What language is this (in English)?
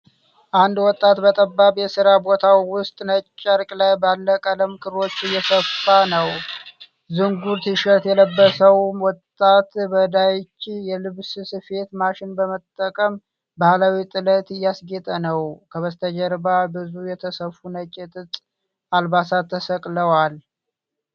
Amharic